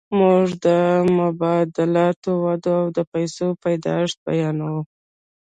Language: Pashto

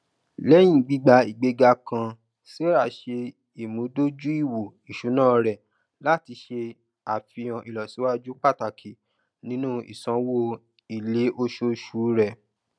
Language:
Yoruba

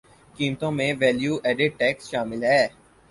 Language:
Urdu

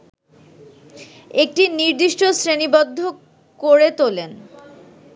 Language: Bangla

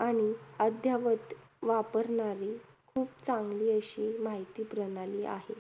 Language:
Marathi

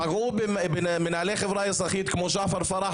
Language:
Hebrew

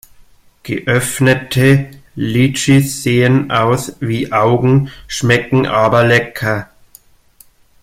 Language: German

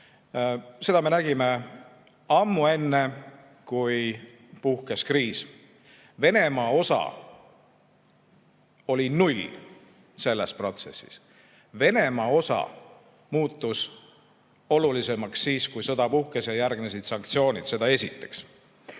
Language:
Estonian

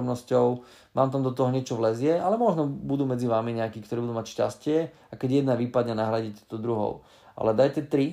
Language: Slovak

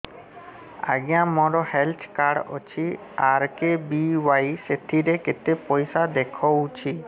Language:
Odia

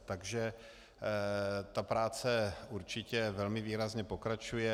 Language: Czech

